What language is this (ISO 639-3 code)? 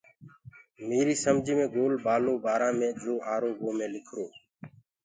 ggg